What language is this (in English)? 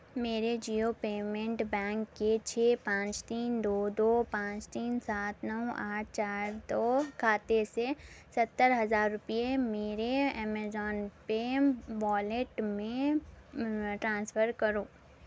Urdu